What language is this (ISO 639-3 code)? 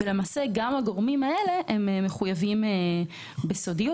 heb